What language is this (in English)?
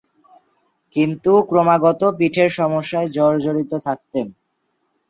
Bangla